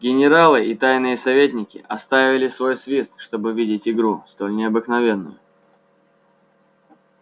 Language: Russian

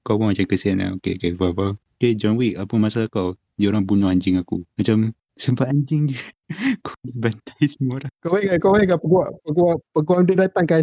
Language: Malay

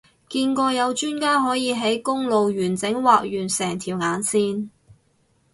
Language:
Cantonese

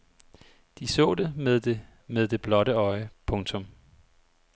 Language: Danish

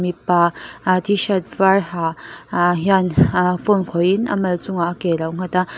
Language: Mizo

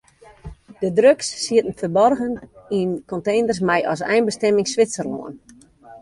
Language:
Western Frisian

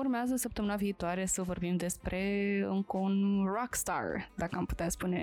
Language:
Romanian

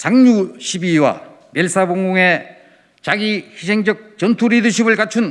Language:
Korean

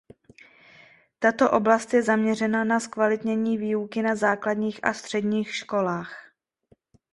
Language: Czech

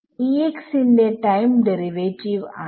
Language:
Malayalam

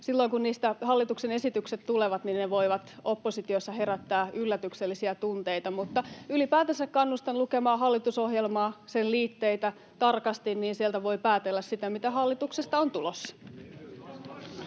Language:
Finnish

